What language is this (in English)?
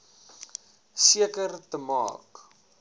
Afrikaans